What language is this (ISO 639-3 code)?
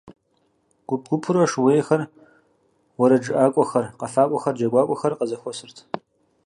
kbd